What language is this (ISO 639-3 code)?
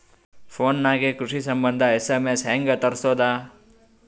kan